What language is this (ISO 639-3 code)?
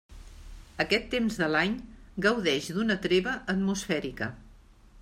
cat